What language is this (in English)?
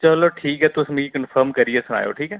Dogri